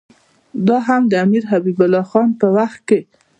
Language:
Pashto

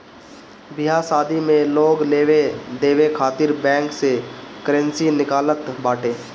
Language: Bhojpuri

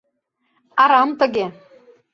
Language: Mari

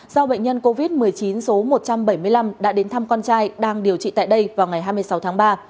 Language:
Vietnamese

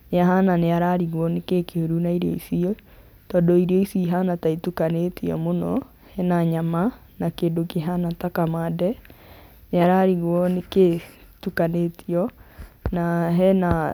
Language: Kikuyu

